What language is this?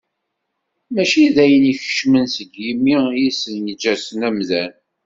Kabyle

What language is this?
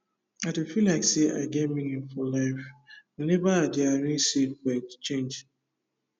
Nigerian Pidgin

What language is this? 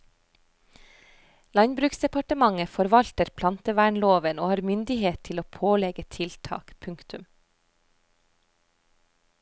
Norwegian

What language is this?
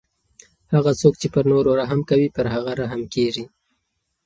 Pashto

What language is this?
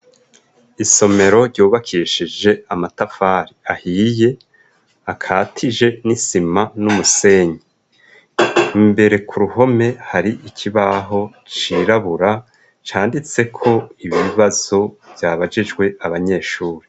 Rundi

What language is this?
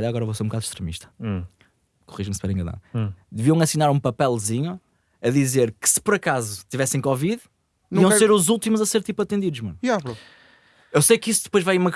Portuguese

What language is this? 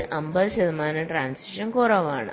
Malayalam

